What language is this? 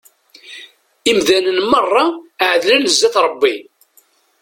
Kabyle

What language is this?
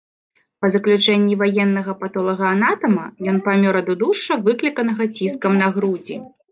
Belarusian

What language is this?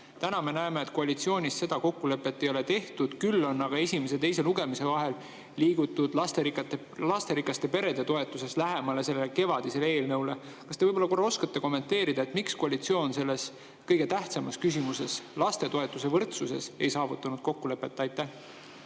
Estonian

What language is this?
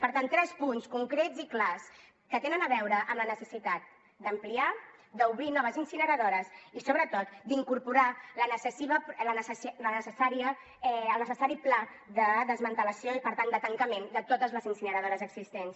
Catalan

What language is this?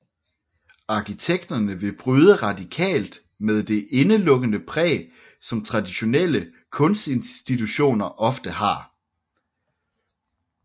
Danish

